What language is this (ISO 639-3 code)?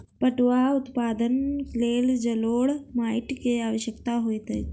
mai